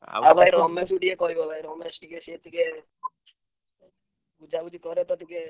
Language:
Odia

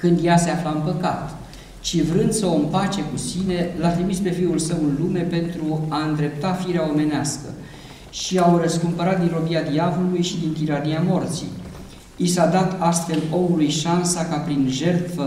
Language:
Romanian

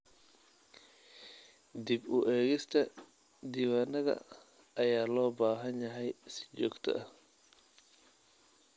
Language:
Somali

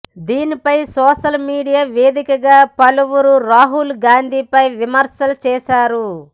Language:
Telugu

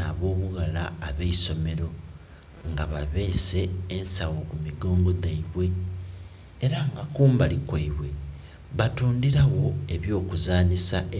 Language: Soga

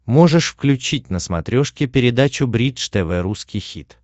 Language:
Russian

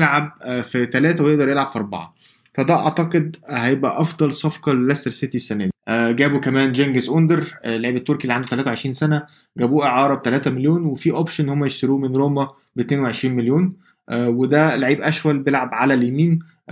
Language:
Arabic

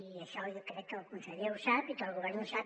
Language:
Catalan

